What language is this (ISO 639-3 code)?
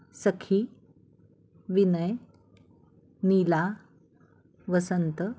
mar